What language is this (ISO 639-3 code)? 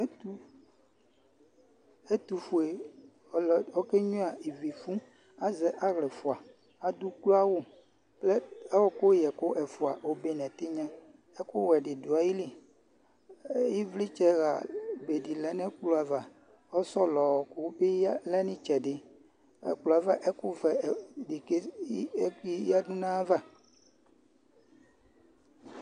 kpo